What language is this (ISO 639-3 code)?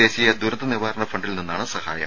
mal